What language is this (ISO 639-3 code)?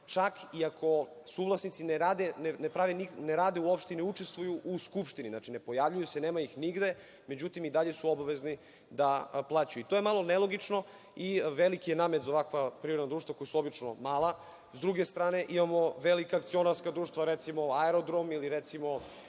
srp